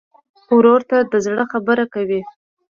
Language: Pashto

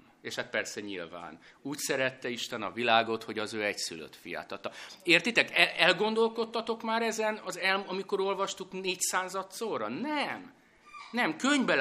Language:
Hungarian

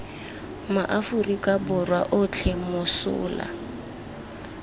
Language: Tswana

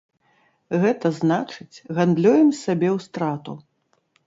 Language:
Belarusian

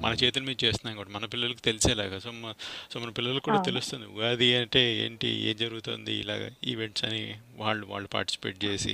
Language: Telugu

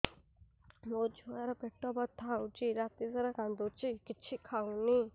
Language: Odia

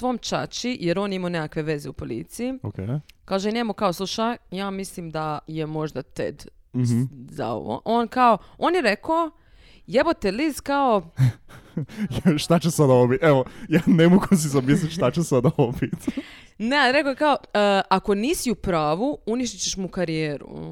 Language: Croatian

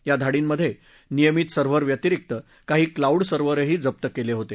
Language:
Marathi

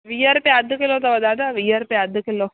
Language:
Sindhi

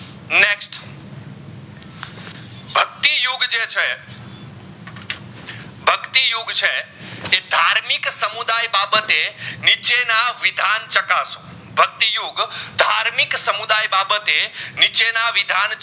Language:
Gujarati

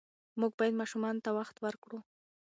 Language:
Pashto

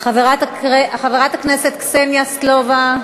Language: Hebrew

